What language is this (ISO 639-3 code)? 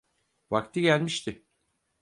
tur